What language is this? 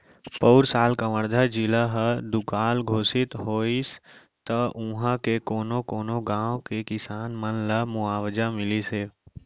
Chhattisgarhi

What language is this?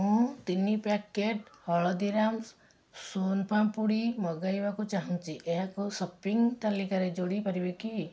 Odia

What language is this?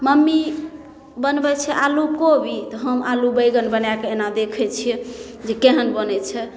Maithili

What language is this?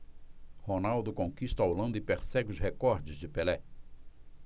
Portuguese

